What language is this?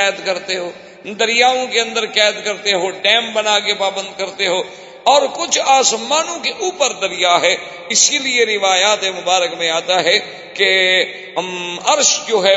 Urdu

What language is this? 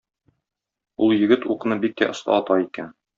Tatar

